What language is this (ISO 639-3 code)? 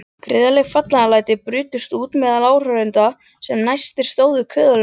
isl